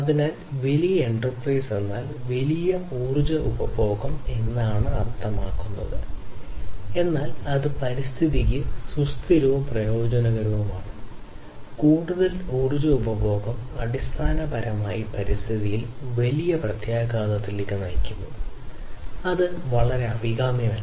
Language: Malayalam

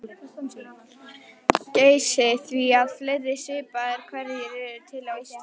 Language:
Icelandic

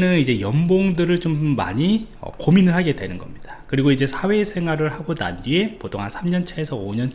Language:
Korean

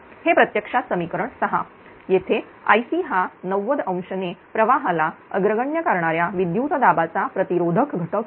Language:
Marathi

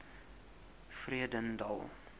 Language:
Afrikaans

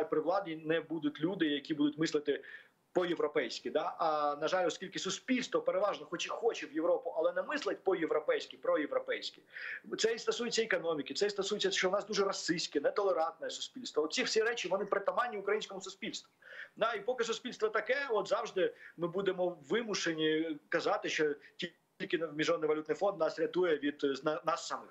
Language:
Ukrainian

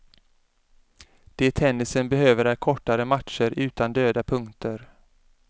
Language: Swedish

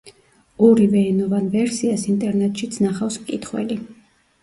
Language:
Georgian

